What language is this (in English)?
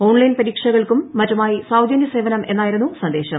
Malayalam